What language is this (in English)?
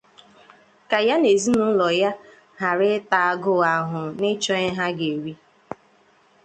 Igbo